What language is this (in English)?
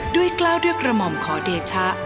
Thai